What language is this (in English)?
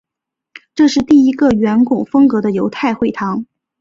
Chinese